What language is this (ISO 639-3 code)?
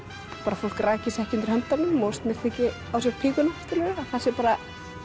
isl